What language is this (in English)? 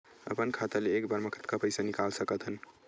Chhattisgarhi